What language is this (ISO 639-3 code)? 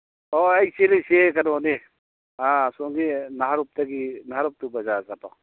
mni